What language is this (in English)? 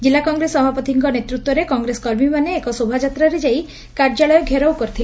Odia